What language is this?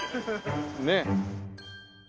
Japanese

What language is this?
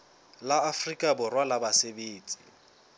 Southern Sotho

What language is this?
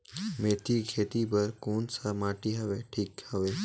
Chhattisgarhi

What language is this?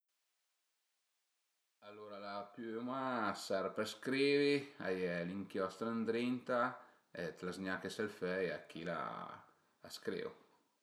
Piedmontese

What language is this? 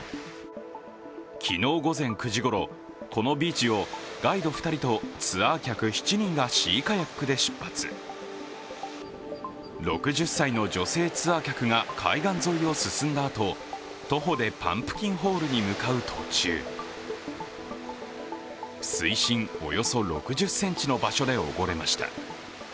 Japanese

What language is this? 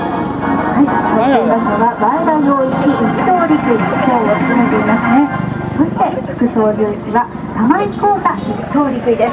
Japanese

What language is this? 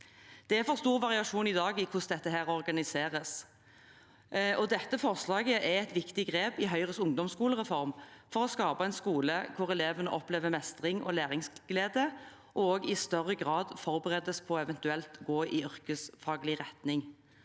Norwegian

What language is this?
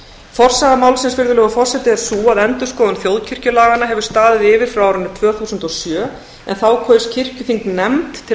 Icelandic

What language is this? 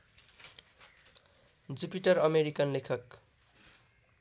Nepali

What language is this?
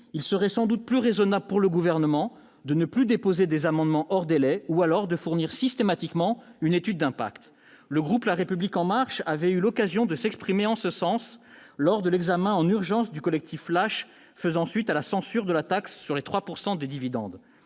French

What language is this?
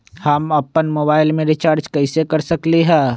Magahi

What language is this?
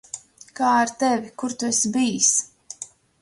Latvian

